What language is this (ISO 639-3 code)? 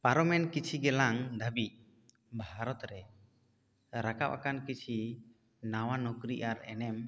sat